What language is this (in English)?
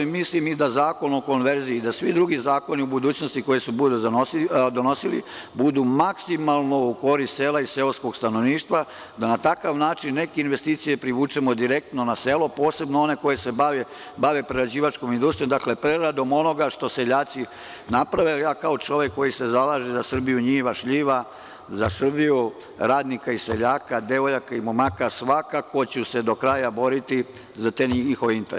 Serbian